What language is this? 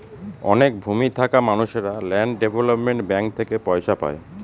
Bangla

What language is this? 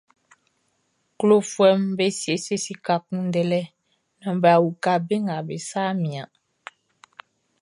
Baoulé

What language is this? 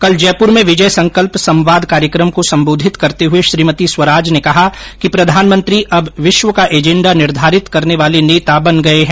Hindi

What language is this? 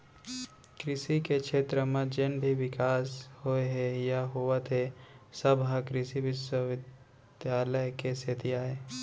Chhattisgarhi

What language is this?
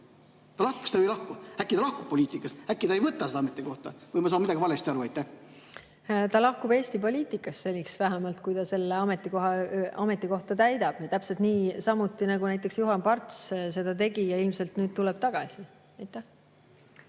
Estonian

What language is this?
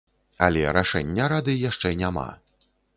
Belarusian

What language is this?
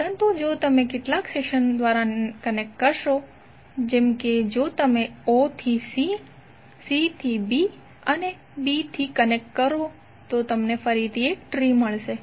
Gujarati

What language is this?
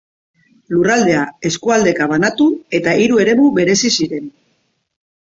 Basque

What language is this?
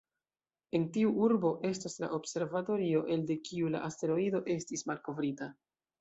Esperanto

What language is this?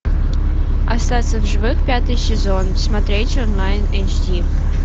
Russian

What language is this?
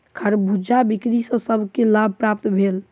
Maithili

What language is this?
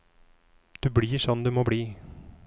Norwegian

